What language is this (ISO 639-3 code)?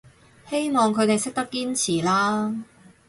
yue